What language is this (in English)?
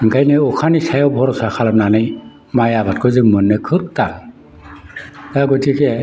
Bodo